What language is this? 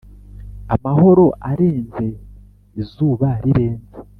Kinyarwanda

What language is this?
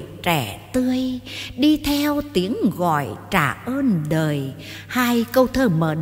Vietnamese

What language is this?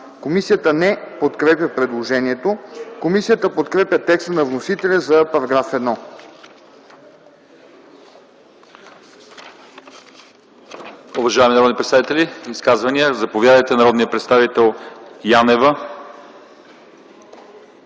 Bulgarian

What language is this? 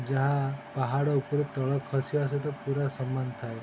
Odia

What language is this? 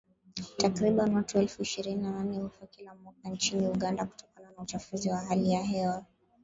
Swahili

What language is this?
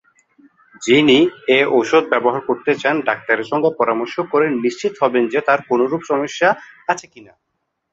Bangla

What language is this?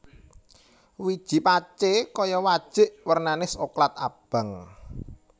Javanese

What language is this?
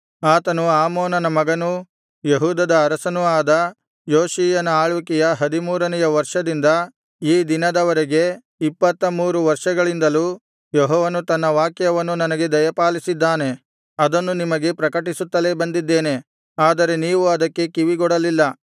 Kannada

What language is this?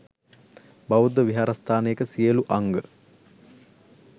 Sinhala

